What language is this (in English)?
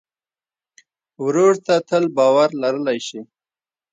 Pashto